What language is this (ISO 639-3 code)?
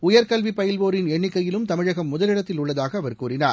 tam